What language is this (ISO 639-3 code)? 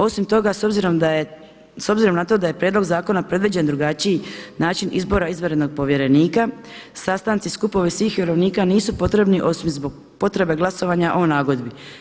hrv